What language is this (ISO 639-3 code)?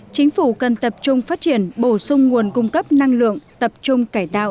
vie